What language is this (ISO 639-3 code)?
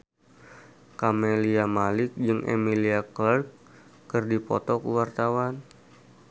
sun